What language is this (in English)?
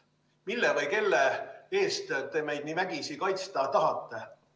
Estonian